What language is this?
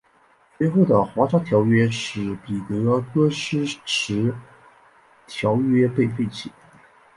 Chinese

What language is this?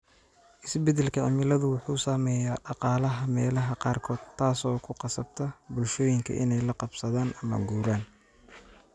Somali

